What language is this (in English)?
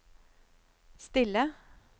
Norwegian